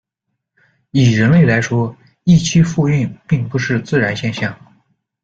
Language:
Chinese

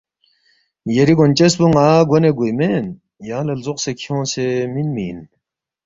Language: Balti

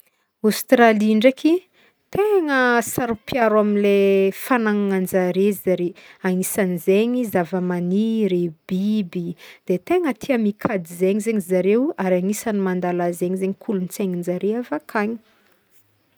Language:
Northern Betsimisaraka Malagasy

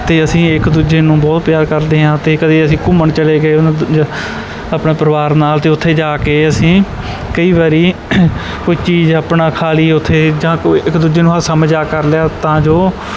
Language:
Punjabi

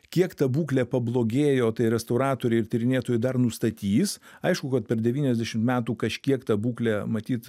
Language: Lithuanian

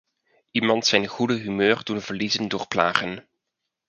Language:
Dutch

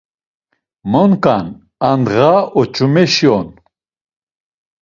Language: Laz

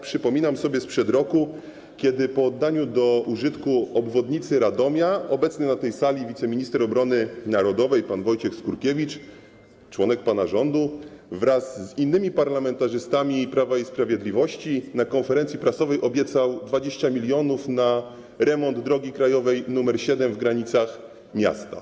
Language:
Polish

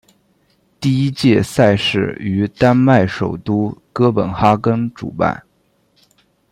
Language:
Chinese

